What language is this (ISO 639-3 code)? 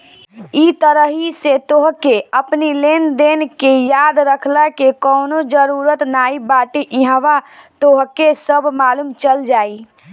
bho